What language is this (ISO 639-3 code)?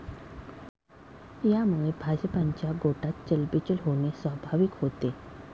mar